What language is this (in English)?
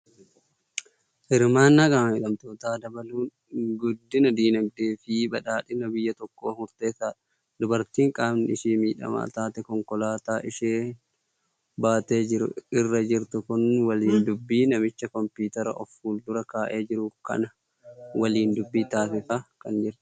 Oromo